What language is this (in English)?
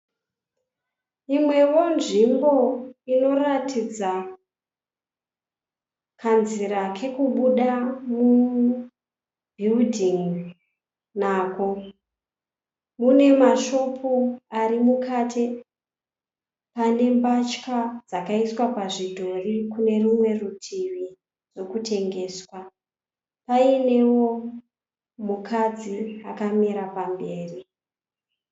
Shona